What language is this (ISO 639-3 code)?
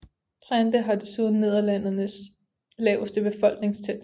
dan